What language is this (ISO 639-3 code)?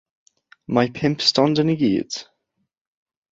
cym